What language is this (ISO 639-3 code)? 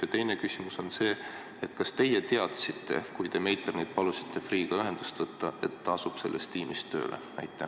est